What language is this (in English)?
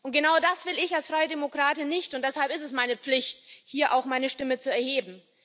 German